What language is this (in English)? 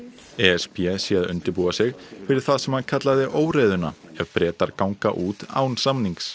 Icelandic